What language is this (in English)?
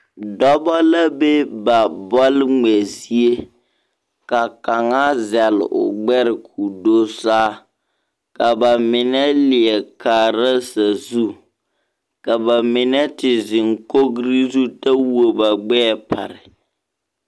Southern Dagaare